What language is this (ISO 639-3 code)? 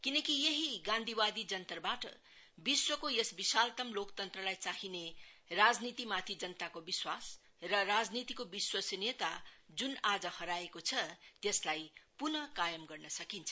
nep